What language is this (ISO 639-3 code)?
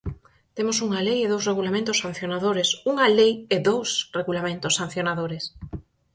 glg